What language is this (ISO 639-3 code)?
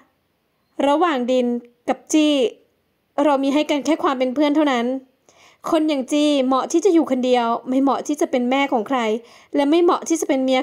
tha